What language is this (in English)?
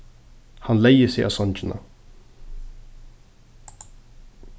Faroese